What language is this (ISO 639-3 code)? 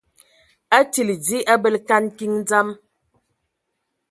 ewo